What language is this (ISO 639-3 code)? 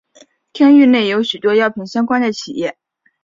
zho